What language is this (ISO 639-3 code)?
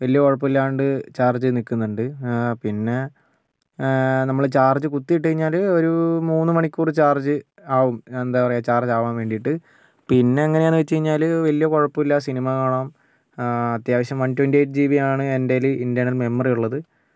mal